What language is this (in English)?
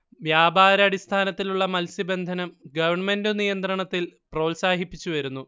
Malayalam